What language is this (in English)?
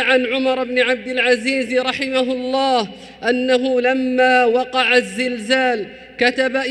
Arabic